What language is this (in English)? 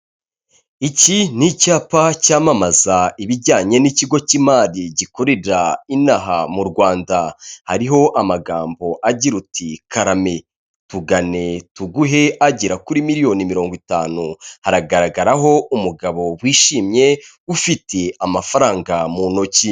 Kinyarwanda